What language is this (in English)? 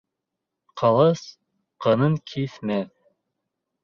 Bashkir